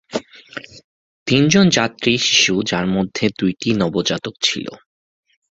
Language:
Bangla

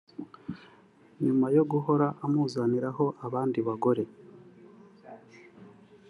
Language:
Kinyarwanda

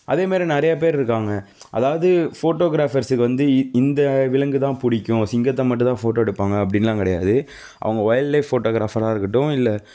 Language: Tamil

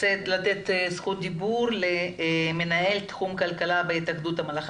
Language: Hebrew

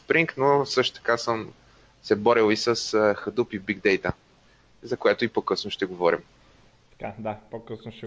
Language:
Bulgarian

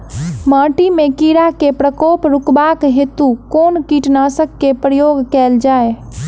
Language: Maithili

